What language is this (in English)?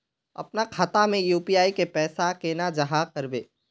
Magahi